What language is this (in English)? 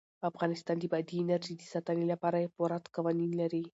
Pashto